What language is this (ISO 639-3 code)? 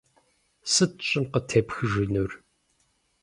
kbd